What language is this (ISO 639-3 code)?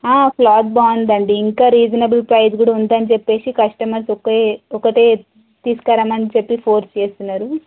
tel